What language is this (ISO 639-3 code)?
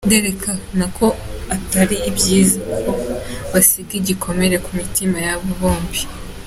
kin